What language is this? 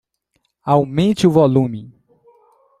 Portuguese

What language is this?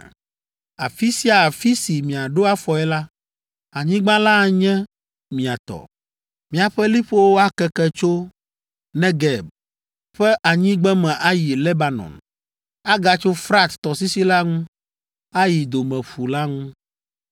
Ewe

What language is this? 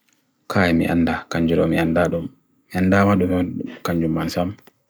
Bagirmi Fulfulde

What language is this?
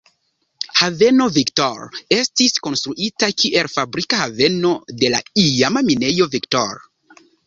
Esperanto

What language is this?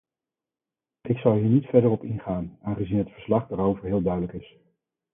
Dutch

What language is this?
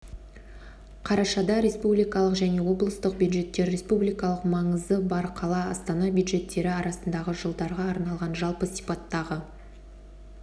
Kazakh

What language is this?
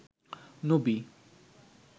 Bangla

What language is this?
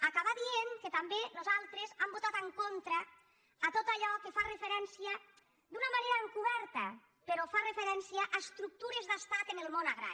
Catalan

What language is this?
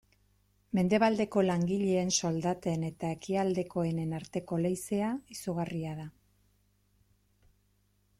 Basque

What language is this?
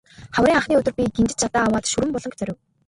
Mongolian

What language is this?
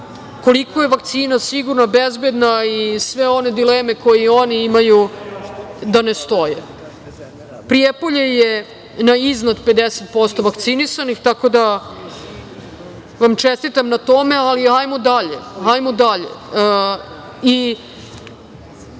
Serbian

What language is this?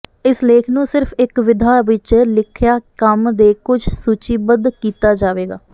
Punjabi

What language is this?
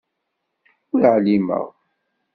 Kabyle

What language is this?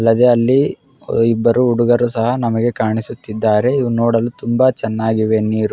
Kannada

